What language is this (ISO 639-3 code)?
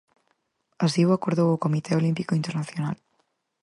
glg